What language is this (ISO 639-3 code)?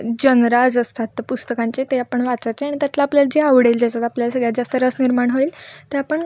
mar